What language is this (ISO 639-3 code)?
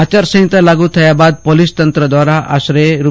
guj